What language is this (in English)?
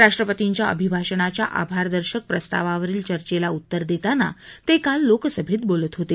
Marathi